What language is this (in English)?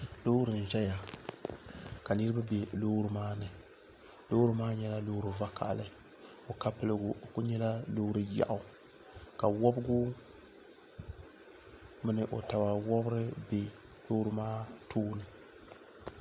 Dagbani